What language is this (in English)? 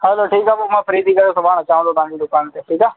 Sindhi